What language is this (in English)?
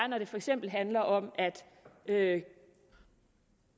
Danish